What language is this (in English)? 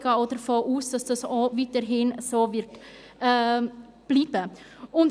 Swiss German